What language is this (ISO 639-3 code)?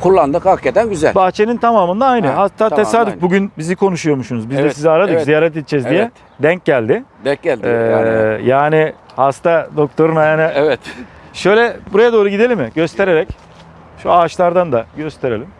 tur